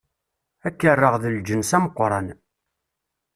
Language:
Kabyle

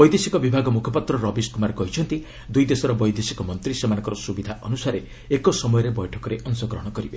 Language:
Odia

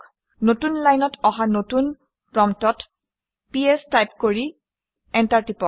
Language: Assamese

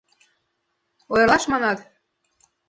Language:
Mari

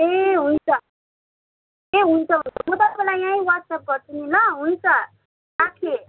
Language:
Nepali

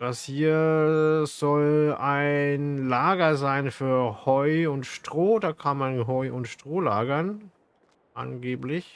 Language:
German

